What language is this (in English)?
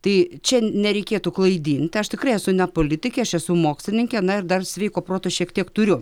Lithuanian